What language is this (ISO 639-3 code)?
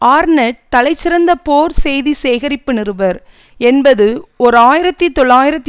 tam